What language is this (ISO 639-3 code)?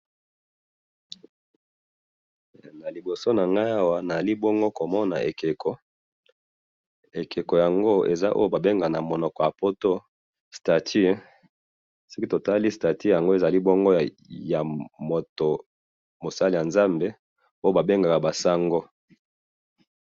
lin